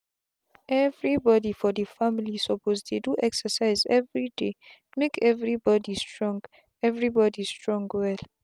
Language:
Nigerian Pidgin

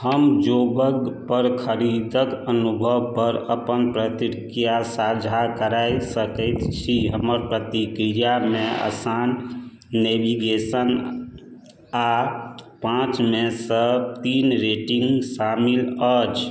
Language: Maithili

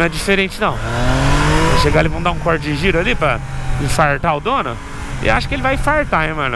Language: Portuguese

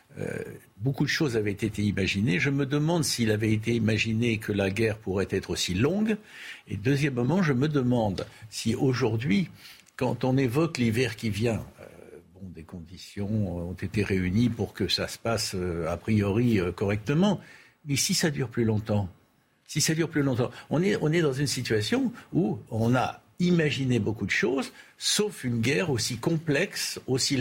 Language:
French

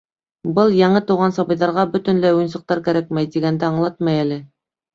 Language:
Bashkir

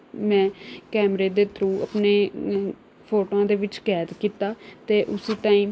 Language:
Punjabi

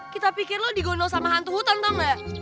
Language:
Indonesian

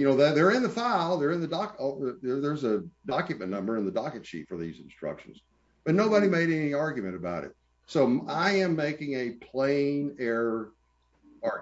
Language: English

